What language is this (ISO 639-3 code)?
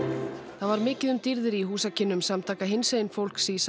isl